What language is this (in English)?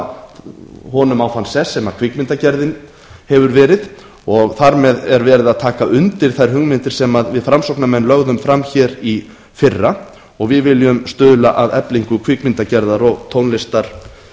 Icelandic